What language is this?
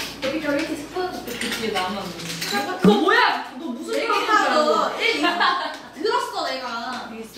Korean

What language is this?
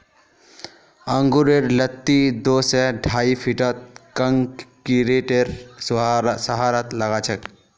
Magahi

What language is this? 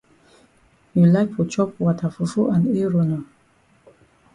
Cameroon Pidgin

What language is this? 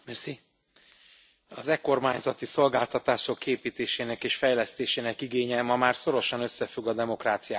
Hungarian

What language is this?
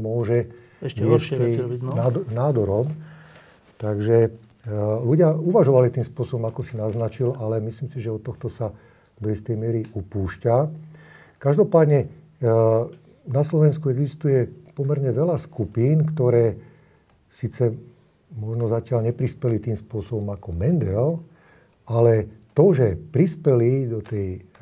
Slovak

